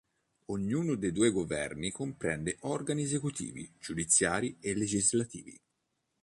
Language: Italian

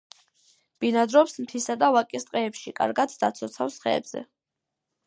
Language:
Georgian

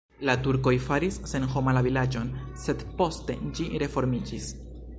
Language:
Esperanto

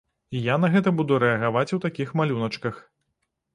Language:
Belarusian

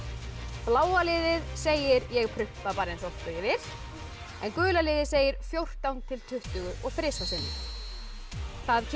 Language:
Icelandic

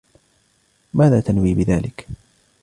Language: Arabic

